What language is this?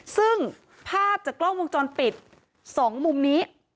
Thai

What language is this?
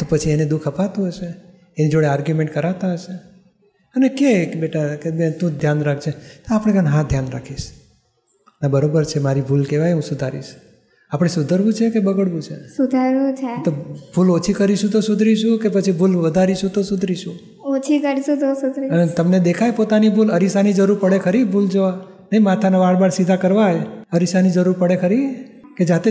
Gujarati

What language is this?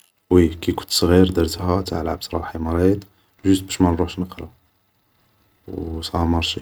Algerian Arabic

